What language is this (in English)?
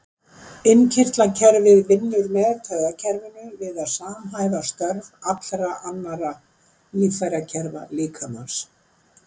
Icelandic